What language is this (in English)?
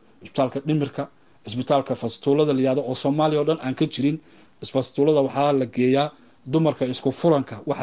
Arabic